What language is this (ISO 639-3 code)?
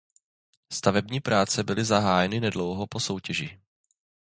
ces